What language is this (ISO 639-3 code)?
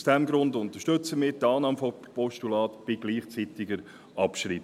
gsw